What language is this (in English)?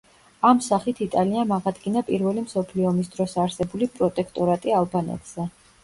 Georgian